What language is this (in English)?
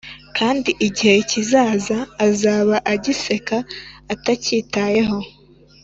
Kinyarwanda